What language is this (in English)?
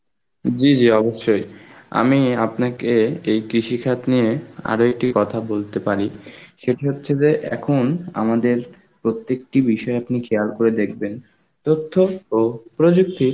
Bangla